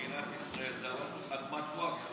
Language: Hebrew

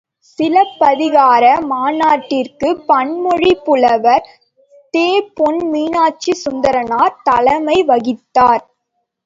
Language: Tamil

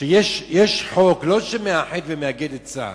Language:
Hebrew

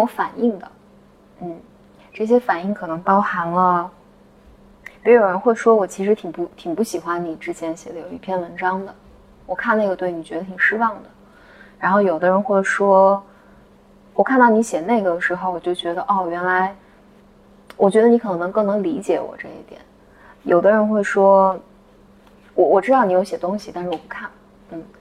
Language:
Chinese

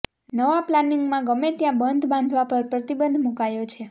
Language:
Gujarati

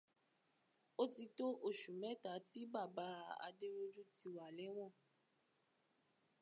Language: Yoruba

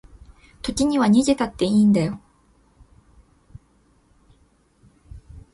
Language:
Japanese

